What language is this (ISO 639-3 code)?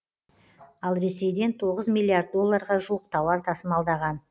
kaz